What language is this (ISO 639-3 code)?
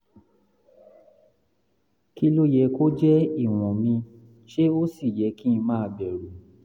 yor